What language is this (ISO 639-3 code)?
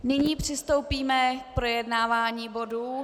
ces